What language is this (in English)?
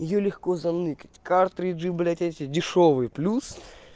Russian